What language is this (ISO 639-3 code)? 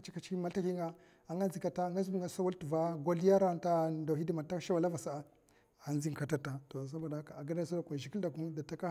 maf